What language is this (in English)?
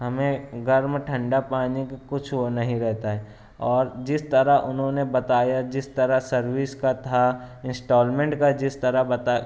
Urdu